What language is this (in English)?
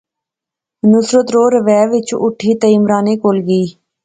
Pahari-Potwari